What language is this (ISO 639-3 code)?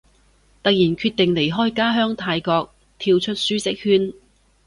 yue